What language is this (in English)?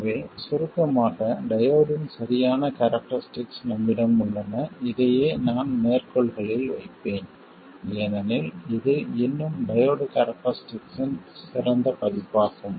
Tamil